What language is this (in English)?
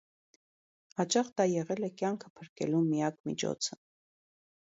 Armenian